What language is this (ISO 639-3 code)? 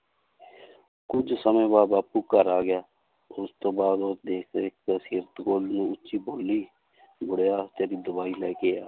pan